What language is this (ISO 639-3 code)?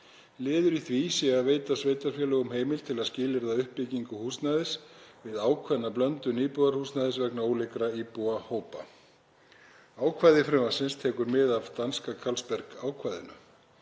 isl